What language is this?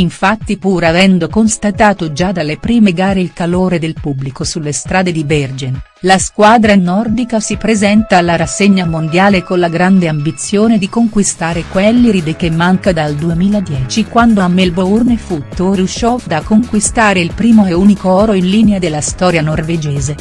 Italian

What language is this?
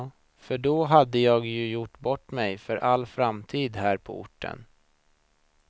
Swedish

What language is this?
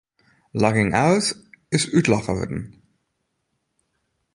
Western Frisian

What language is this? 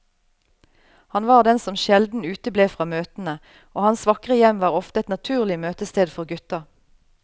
Norwegian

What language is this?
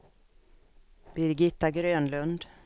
Swedish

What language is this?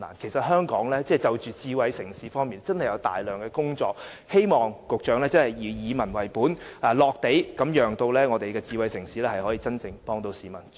Cantonese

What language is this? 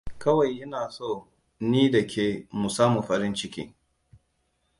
Hausa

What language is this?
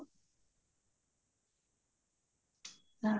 Punjabi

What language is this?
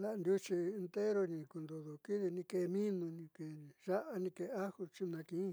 Southeastern Nochixtlán Mixtec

